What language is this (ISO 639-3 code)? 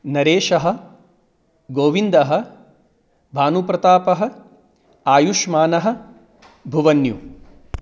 san